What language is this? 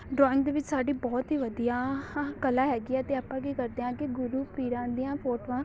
Punjabi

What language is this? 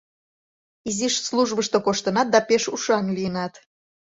Mari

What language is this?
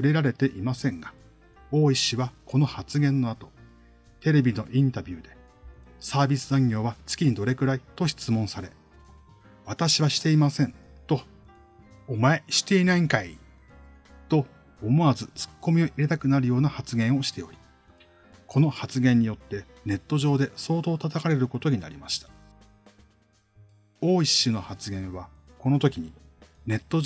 Japanese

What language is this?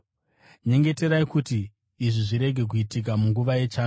Shona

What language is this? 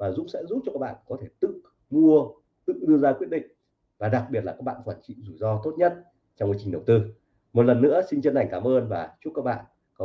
Vietnamese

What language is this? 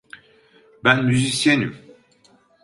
Turkish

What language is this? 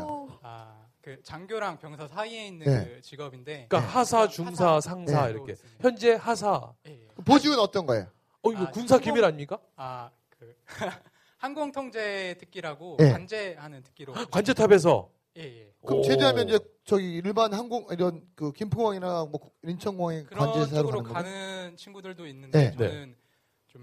Korean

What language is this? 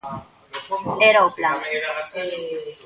Galician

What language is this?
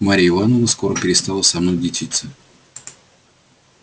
Russian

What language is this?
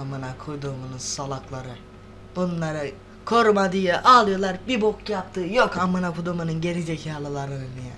Turkish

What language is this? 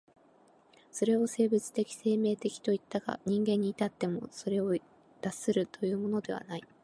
Japanese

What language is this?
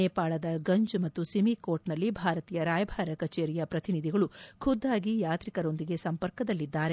Kannada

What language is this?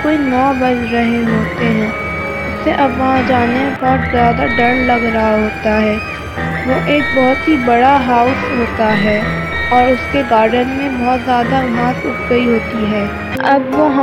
Urdu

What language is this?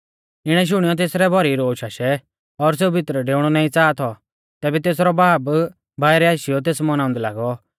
Mahasu Pahari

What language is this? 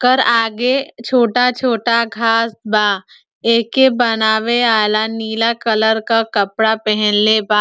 Bhojpuri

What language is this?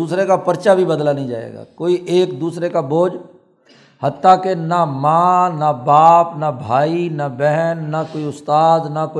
Urdu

